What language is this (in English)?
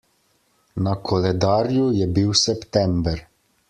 Slovenian